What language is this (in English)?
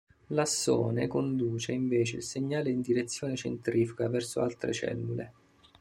Italian